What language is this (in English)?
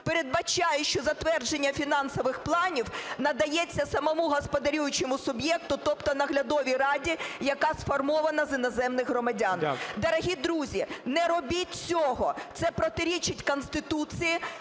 Ukrainian